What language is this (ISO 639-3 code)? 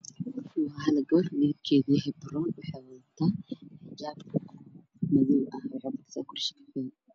som